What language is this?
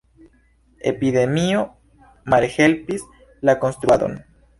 Esperanto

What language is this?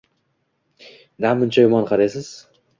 Uzbek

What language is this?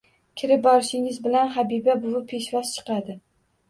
Uzbek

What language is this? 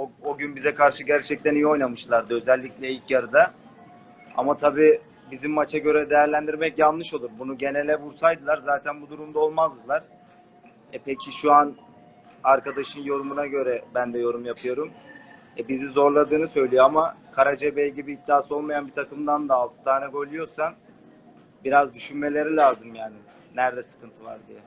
Turkish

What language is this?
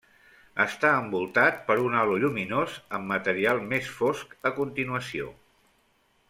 Catalan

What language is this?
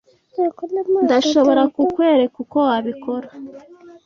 Kinyarwanda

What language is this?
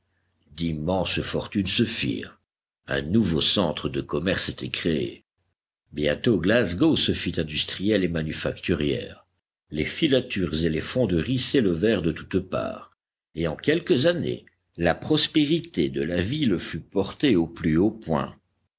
French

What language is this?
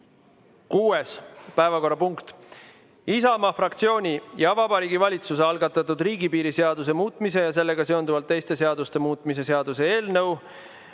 Estonian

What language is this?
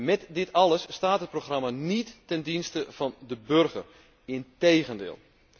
Dutch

